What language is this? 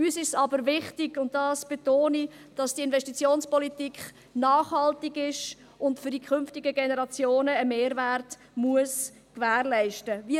Swiss German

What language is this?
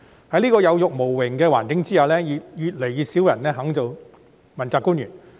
Cantonese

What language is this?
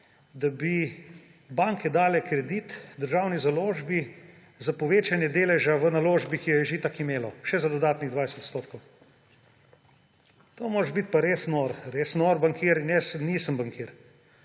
Slovenian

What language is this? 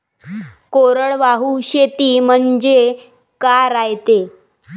Marathi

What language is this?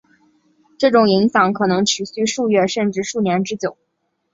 Chinese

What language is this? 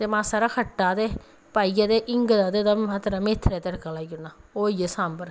Dogri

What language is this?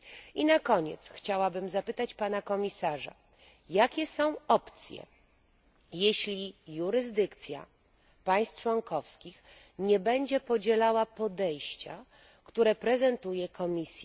Polish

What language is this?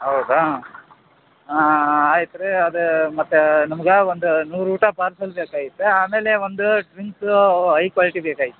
Kannada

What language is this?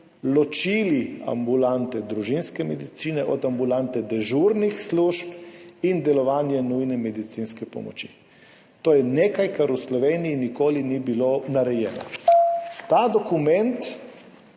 Slovenian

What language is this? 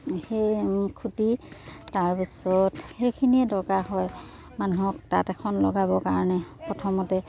Assamese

